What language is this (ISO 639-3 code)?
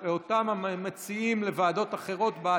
heb